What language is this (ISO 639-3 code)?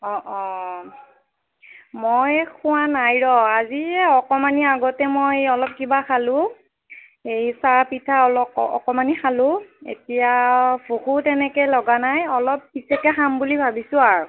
asm